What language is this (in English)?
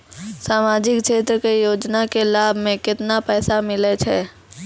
Maithili